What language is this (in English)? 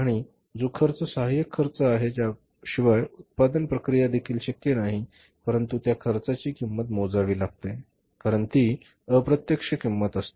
Marathi